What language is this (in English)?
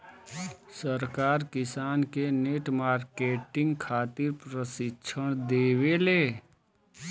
Bhojpuri